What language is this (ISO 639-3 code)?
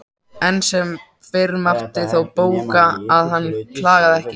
isl